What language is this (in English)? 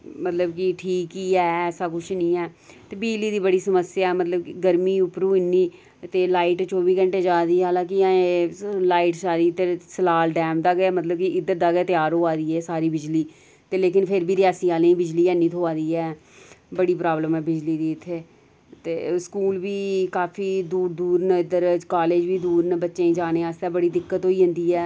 Dogri